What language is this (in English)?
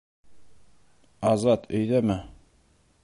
Bashkir